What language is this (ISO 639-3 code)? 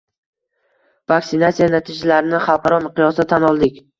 uzb